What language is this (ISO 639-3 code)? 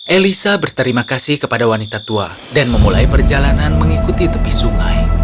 ind